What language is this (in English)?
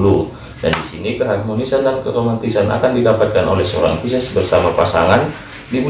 Indonesian